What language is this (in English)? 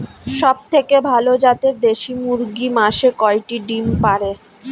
Bangla